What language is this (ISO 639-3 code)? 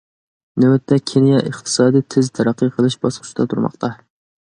uig